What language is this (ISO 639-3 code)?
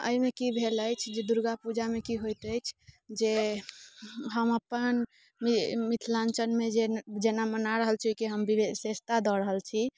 mai